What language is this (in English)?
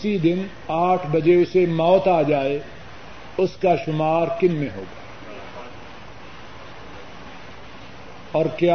Urdu